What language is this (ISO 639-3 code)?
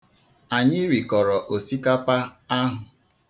ibo